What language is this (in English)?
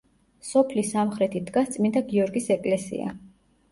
Georgian